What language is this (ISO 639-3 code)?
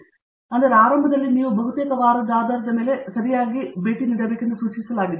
kan